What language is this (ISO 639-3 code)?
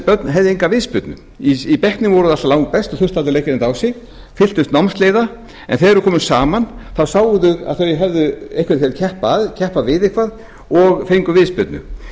isl